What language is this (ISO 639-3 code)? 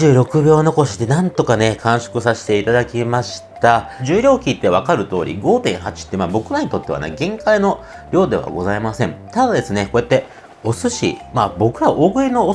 jpn